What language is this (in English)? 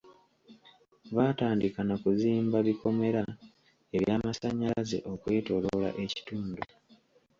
Ganda